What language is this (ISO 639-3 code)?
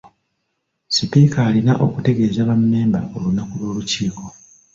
lug